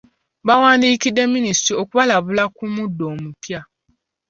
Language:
Ganda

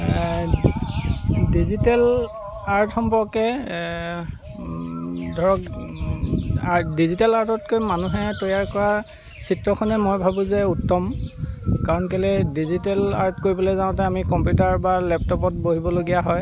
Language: Assamese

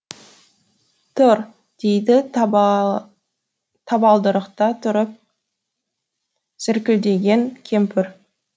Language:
Kazakh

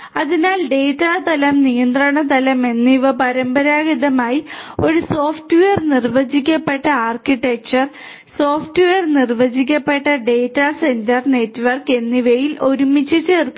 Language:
Malayalam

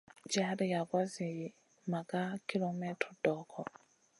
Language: Masana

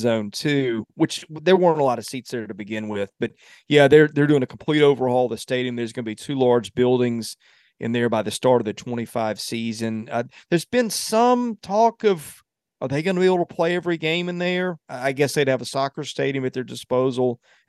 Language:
English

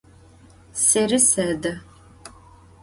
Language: Adyghe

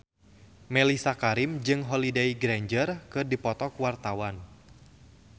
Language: Sundanese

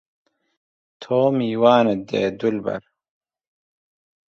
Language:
Central Kurdish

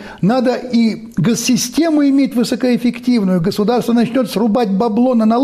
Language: Russian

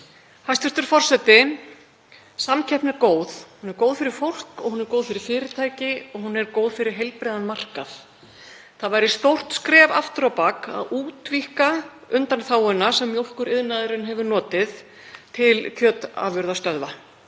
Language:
Icelandic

